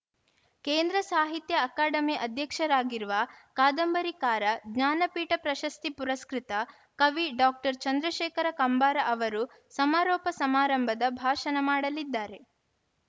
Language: Kannada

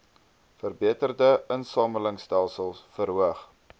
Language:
Afrikaans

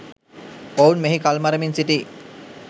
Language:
Sinhala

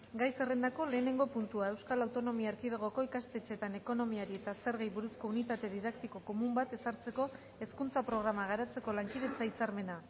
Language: Basque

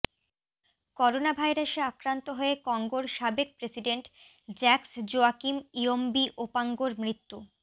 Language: Bangla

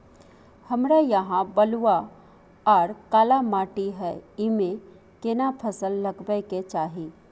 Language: Maithili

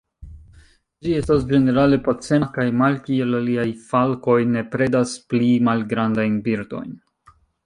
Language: Esperanto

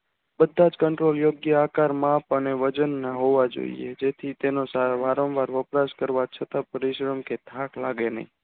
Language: Gujarati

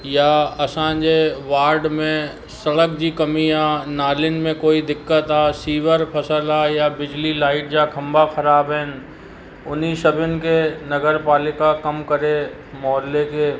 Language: Sindhi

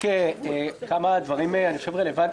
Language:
Hebrew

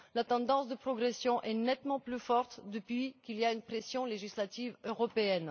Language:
French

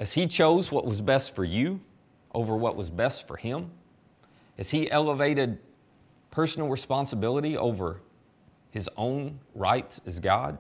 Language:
English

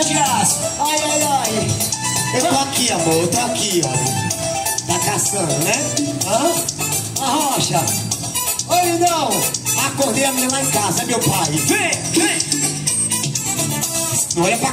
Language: Portuguese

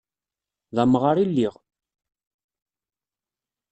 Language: Kabyle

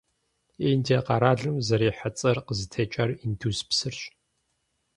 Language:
Kabardian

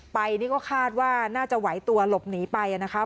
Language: Thai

